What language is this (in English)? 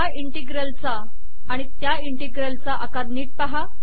Marathi